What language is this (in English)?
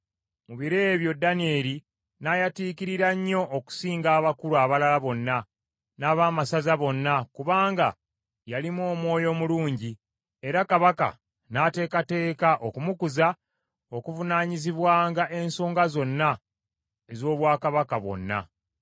Ganda